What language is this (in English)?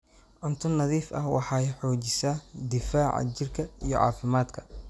Somali